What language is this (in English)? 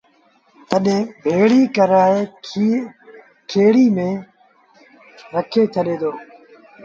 Sindhi Bhil